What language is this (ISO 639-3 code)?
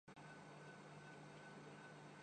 urd